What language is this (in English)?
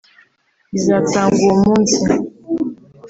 Kinyarwanda